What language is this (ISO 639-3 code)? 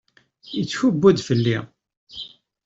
kab